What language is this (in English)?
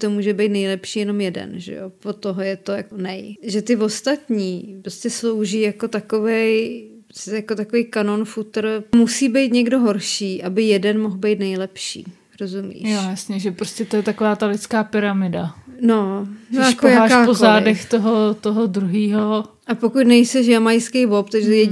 Czech